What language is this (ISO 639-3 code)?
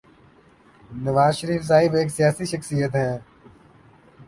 urd